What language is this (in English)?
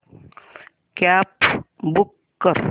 Marathi